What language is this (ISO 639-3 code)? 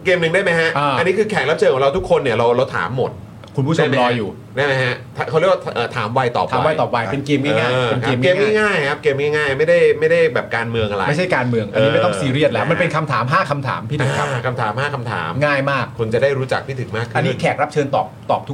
tha